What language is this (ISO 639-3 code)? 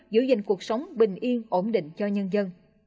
vie